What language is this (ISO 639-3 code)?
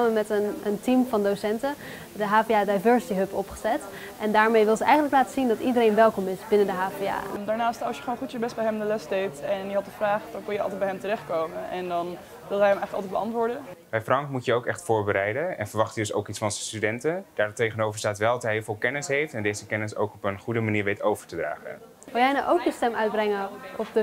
nld